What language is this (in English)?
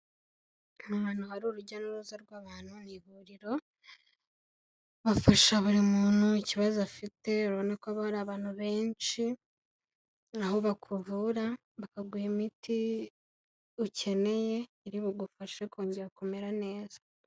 Kinyarwanda